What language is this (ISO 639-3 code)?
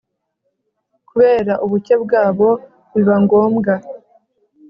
kin